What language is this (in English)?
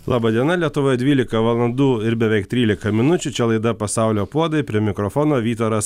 Lithuanian